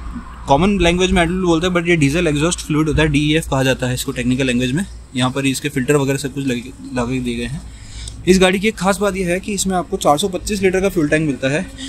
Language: Hindi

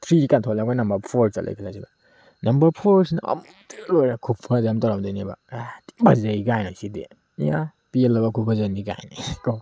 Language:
Manipuri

